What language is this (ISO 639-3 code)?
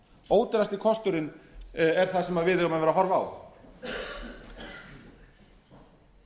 isl